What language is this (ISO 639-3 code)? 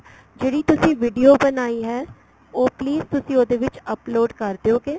pan